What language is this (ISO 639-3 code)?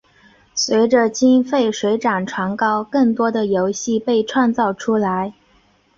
zho